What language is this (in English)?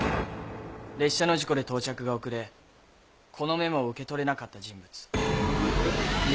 Japanese